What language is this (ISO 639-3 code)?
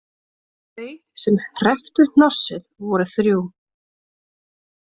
isl